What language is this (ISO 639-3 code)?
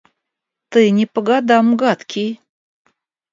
rus